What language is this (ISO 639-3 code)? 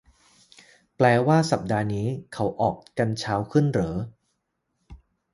tha